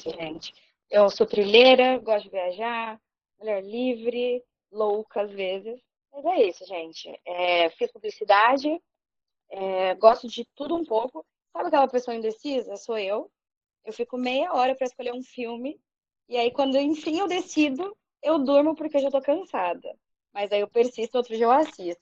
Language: Portuguese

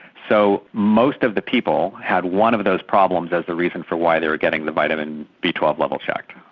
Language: English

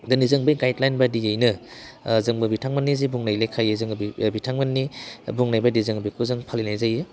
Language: Bodo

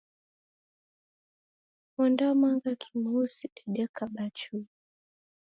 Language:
Taita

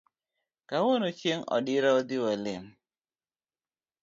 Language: Luo (Kenya and Tanzania)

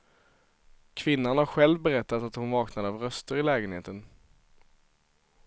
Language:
Swedish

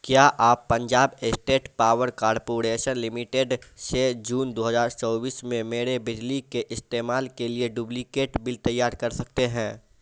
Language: Urdu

